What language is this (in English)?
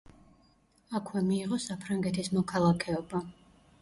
Georgian